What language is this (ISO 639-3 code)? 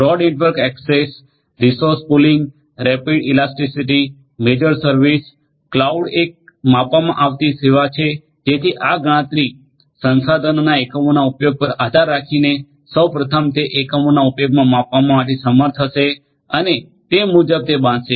guj